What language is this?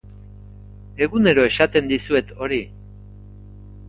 Basque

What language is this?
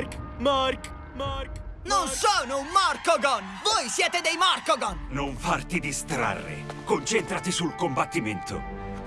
Italian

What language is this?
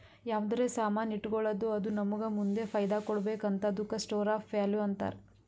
Kannada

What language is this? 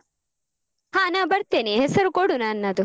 Kannada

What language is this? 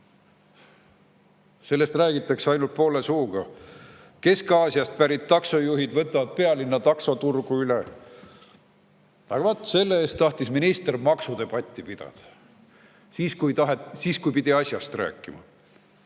Estonian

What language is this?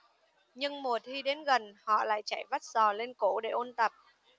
Vietnamese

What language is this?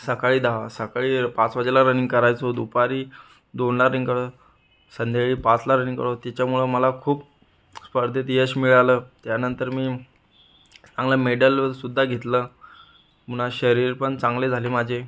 Marathi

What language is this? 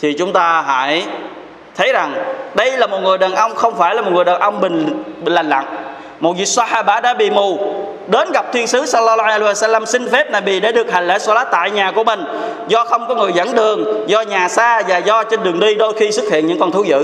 Vietnamese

